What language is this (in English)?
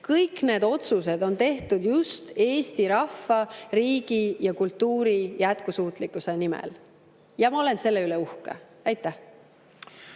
Estonian